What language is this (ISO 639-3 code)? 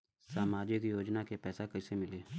bho